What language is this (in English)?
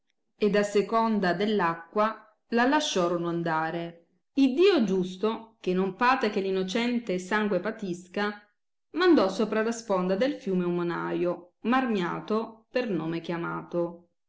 Italian